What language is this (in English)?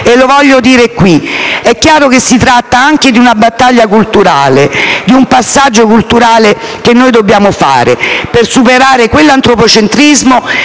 Italian